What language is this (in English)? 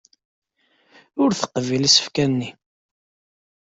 Kabyle